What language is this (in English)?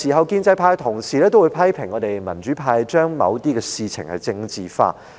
Cantonese